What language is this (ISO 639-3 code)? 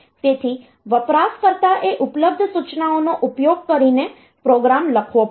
guj